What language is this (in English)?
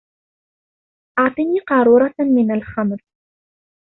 Arabic